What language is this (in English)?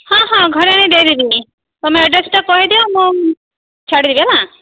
Odia